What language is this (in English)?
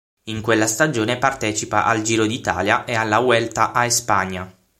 Italian